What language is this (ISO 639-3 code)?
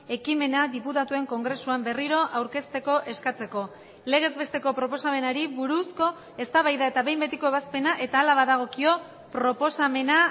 eus